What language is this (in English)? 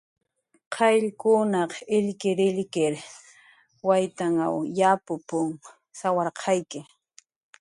Jaqaru